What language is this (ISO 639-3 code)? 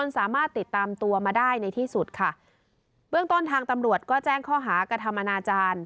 tha